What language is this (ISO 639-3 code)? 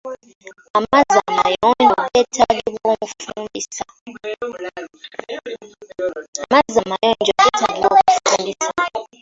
lug